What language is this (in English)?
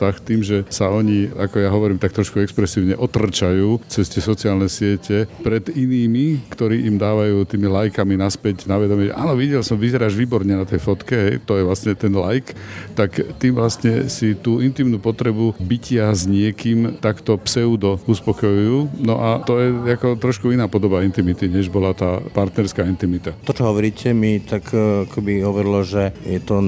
Slovak